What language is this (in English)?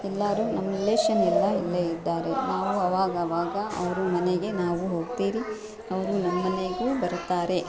Kannada